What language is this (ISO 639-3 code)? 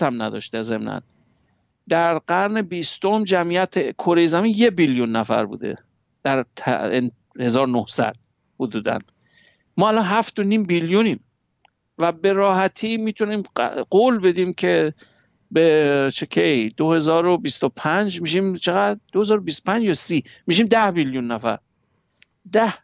fas